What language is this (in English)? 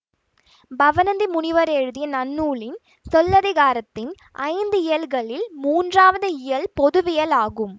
Tamil